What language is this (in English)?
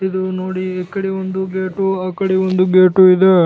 Kannada